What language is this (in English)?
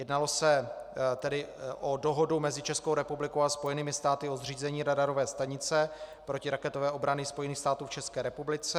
Czech